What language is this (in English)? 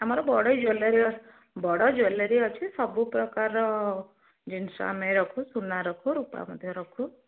Odia